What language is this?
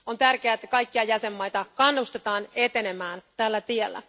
Finnish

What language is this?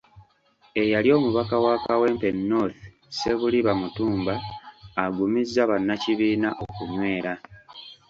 Ganda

